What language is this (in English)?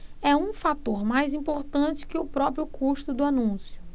Portuguese